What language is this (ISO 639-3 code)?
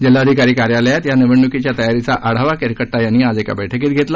mar